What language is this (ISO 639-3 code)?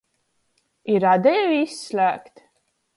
ltg